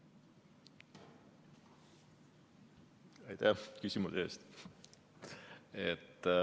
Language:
Estonian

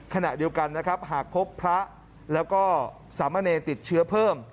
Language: Thai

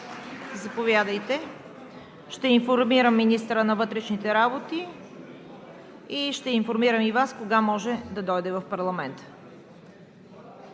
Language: Bulgarian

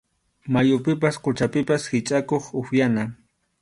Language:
Arequipa-La Unión Quechua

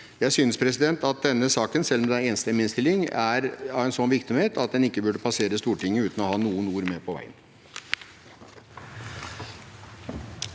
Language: Norwegian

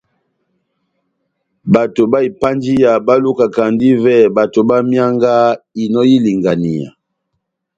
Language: Batanga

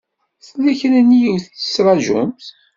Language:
Kabyle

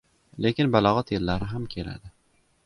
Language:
Uzbek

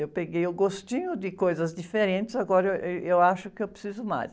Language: Portuguese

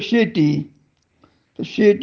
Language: Marathi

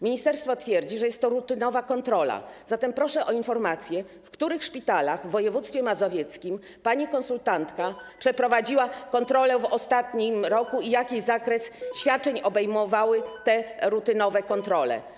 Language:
Polish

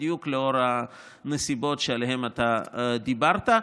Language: Hebrew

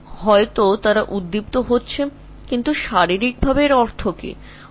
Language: Bangla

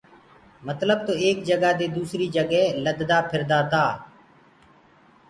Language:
Gurgula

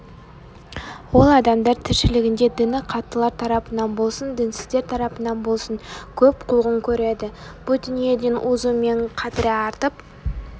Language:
Kazakh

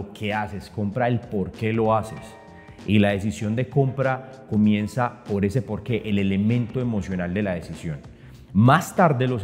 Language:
Spanish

